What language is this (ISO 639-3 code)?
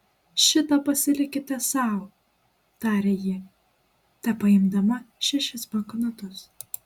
lit